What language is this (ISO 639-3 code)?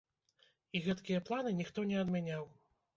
bel